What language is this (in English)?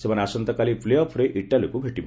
Odia